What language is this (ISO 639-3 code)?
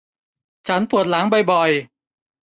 tha